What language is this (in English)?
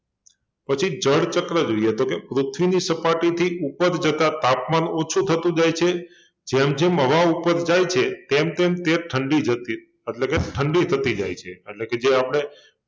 Gujarati